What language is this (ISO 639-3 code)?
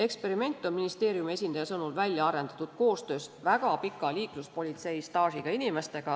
est